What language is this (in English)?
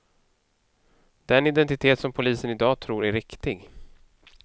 Swedish